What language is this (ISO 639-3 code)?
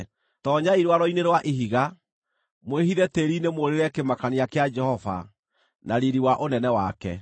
kik